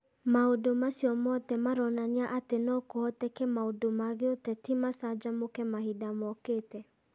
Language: Kikuyu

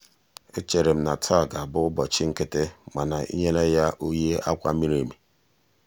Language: Igbo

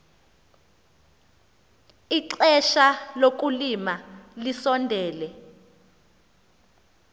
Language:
Xhosa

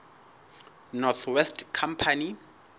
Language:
Southern Sotho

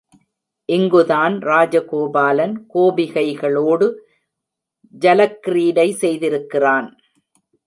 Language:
Tamil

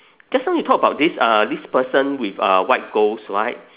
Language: English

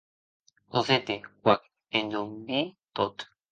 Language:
Occitan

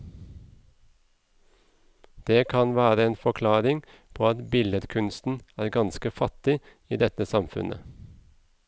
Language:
Norwegian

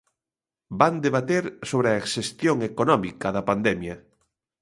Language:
Galician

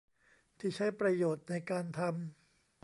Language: Thai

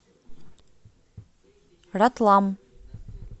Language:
Russian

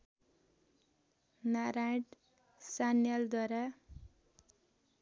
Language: Nepali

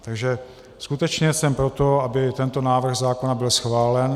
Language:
Czech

